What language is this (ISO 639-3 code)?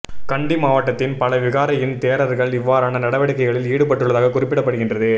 tam